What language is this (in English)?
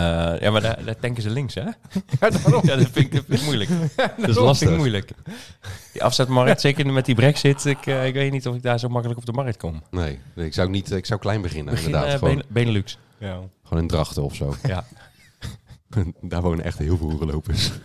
Dutch